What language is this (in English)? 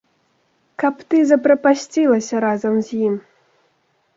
Belarusian